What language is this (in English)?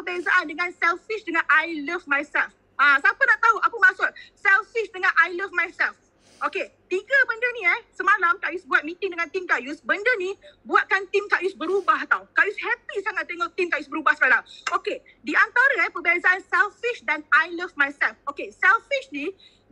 Malay